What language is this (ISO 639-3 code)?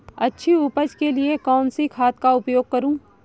hin